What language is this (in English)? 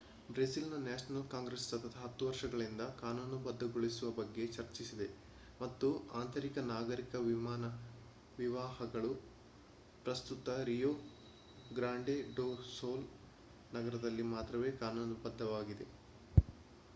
Kannada